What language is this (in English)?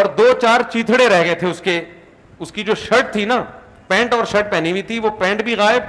Urdu